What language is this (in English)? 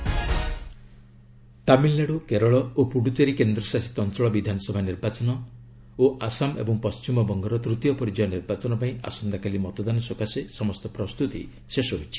Odia